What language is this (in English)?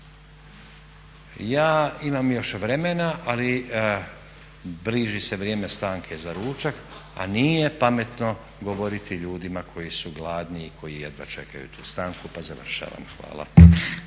Croatian